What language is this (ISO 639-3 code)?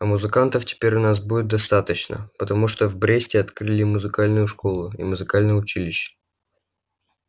rus